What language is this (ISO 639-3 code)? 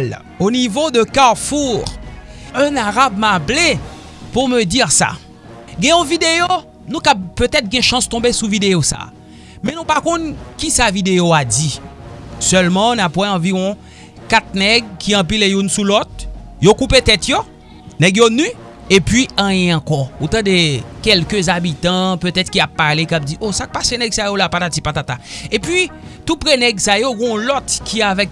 fra